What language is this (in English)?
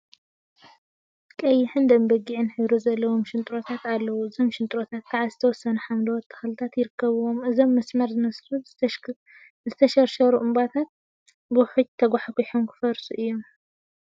Tigrinya